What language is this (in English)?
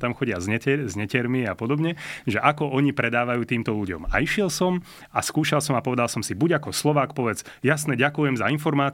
Slovak